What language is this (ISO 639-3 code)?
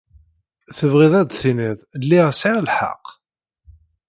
kab